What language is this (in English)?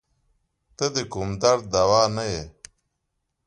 Pashto